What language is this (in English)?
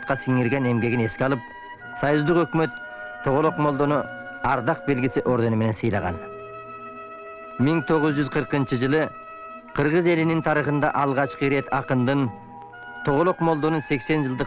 Turkish